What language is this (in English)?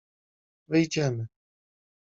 Polish